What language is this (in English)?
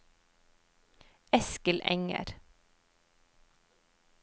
Norwegian